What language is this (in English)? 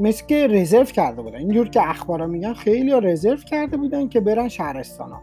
Persian